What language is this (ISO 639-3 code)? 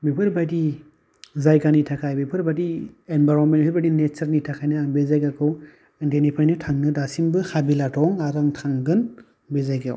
brx